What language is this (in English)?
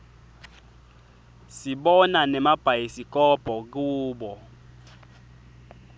Swati